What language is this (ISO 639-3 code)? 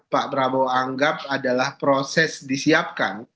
ind